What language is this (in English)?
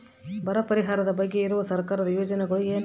Kannada